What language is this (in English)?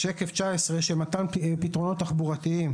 Hebrew